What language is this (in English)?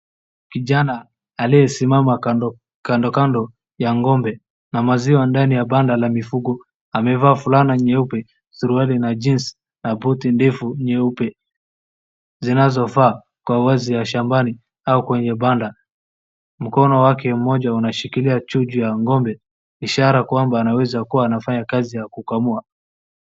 Swahili